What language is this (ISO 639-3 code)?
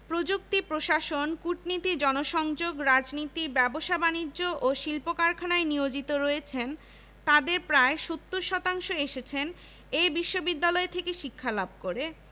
ben